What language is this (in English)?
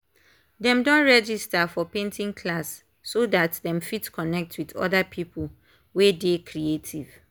Nigerian Pidgin